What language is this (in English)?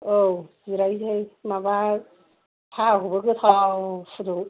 Bodo